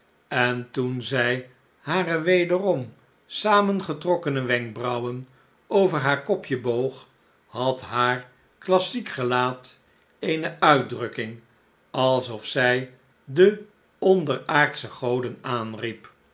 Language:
Dutch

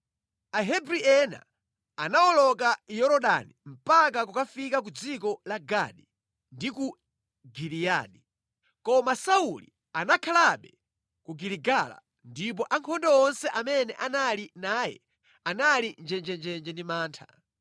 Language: Nyanja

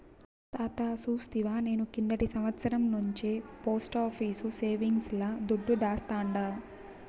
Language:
Telugu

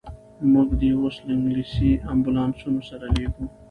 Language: Pashto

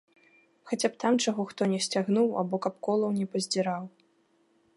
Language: Belarusian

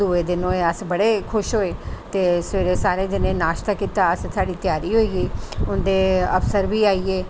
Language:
Dogri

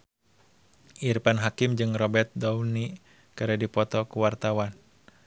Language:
Sundanese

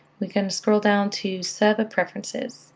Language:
English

